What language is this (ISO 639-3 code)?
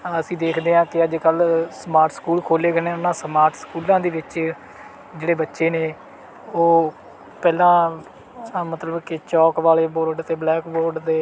pan